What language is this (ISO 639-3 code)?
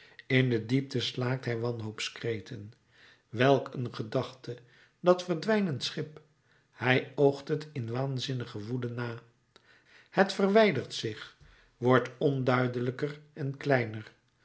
nld